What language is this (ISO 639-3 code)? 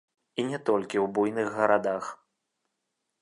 bel